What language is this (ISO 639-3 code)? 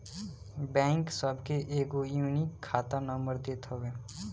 bho